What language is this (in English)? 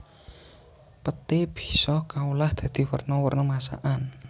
Javanese